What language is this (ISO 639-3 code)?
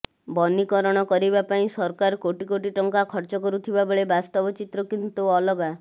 ori